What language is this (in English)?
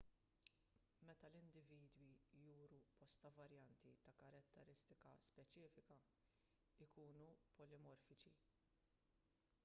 Maltese